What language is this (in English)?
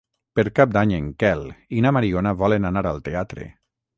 Catalan